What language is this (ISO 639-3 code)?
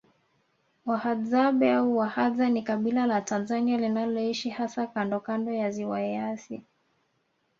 swa